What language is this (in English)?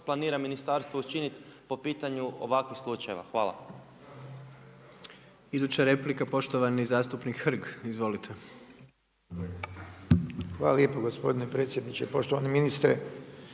Croatian